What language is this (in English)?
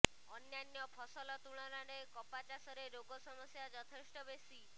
Odia